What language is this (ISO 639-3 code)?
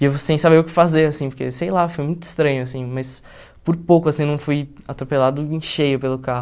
por